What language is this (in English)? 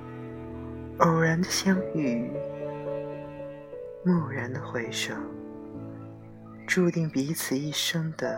Chinese